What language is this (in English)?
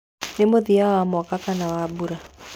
Kikuyu